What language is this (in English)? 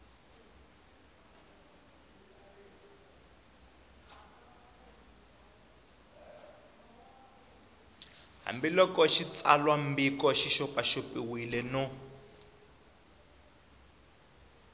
Tsonga